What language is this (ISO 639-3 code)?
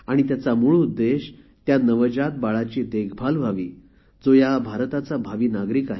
mar